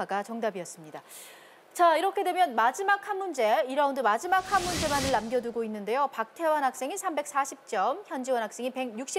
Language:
Korean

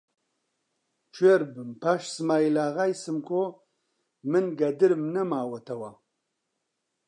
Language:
Central Kurdish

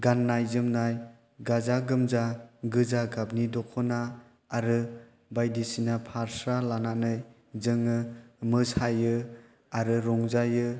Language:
Bodo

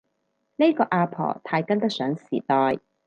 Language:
Cantonese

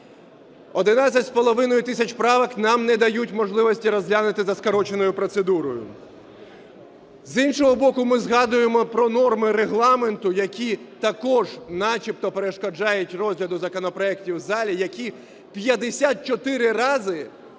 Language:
Ukrainian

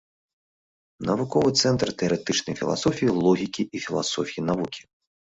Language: Belarusian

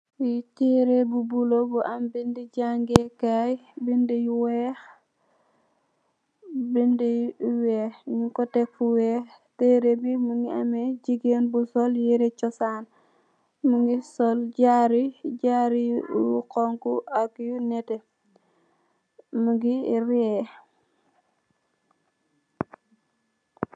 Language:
Wolof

